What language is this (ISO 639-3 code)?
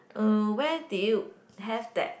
eng